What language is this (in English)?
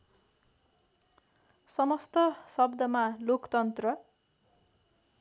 Nepali